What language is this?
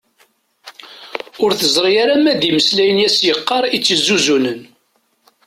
Kabyle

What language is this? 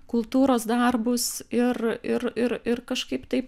Lithuanian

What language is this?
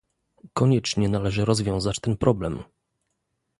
Polish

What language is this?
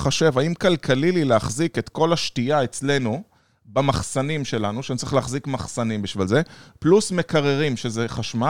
Hebrew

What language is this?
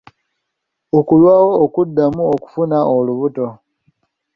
Ganda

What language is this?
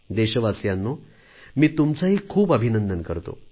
Marathi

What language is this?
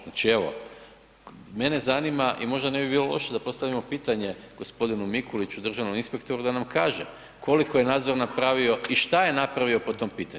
Croatian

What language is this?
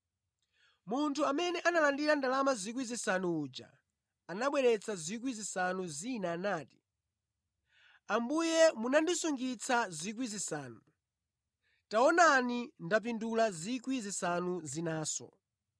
Nyanja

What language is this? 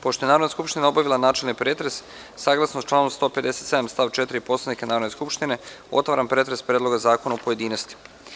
Serbian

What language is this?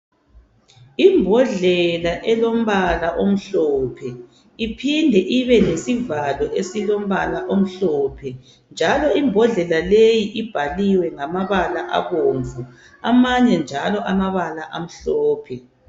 North Ndebele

